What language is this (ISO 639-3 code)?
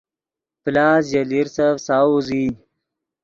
ydg